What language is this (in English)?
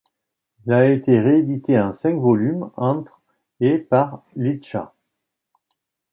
French